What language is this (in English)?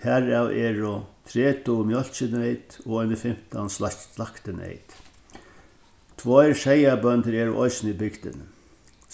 Faroese